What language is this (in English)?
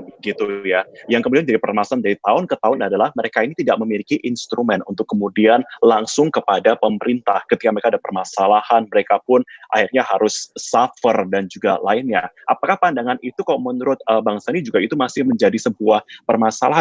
Indonesian